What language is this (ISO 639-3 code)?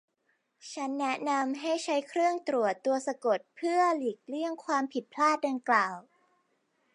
tha